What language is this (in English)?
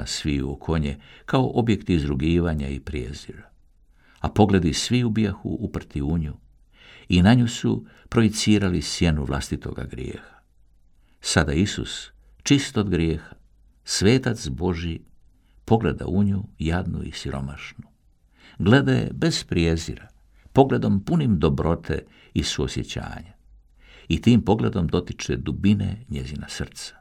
Croatian